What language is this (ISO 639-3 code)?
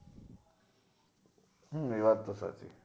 guj